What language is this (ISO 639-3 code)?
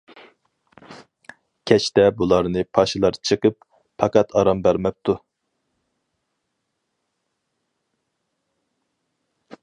uig